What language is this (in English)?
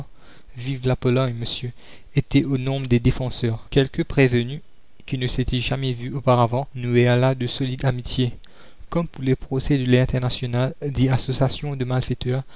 French